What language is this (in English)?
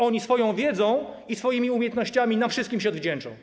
Polish